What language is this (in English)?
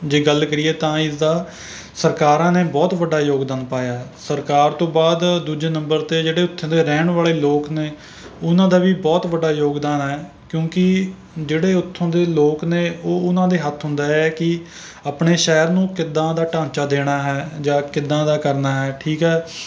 Punjabi